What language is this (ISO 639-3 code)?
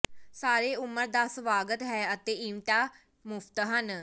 pan